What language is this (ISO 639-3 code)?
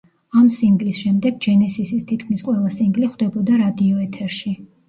kat